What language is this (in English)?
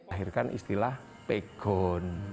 Indonesian